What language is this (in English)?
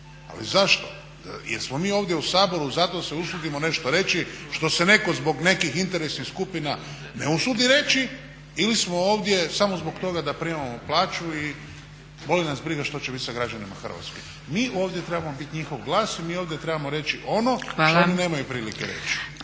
Croatian